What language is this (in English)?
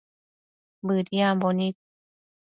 Matsés